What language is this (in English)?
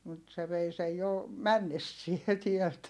Finnish